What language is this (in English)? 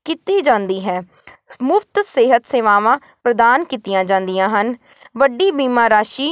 Punjabi